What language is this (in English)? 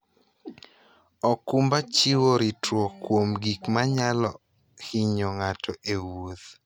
Luo (Kenya and Tanzania)